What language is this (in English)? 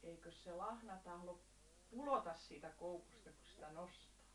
Finnish